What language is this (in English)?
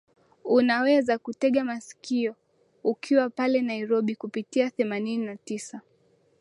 Swahili